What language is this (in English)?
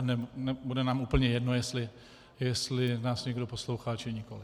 Czech